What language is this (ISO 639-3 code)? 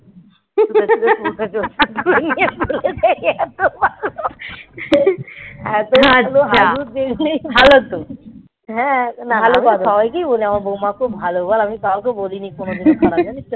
ben